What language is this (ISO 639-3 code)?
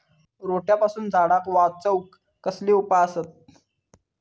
mar